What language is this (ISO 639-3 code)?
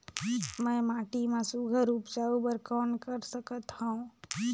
hne